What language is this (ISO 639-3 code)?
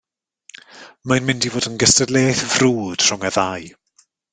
cym